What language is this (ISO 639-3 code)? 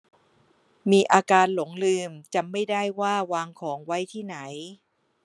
tha